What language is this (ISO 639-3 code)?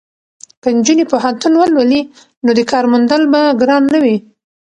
pus